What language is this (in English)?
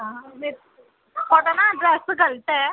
Dogri